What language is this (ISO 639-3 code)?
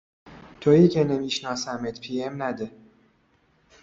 fas